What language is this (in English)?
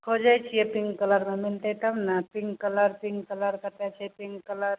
Maithili